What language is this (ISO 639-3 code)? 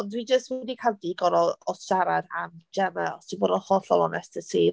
cym